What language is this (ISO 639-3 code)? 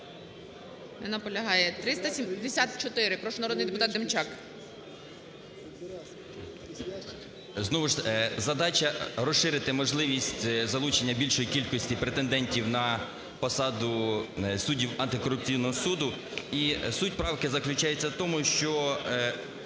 ukr